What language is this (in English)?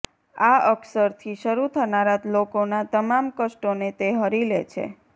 Gujarati